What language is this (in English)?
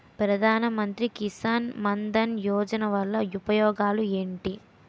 Telugu